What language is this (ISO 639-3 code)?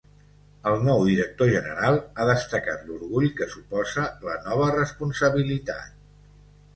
cat